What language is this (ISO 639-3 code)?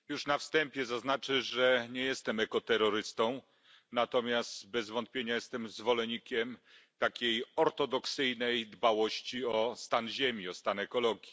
pol